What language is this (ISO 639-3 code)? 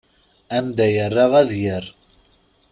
kab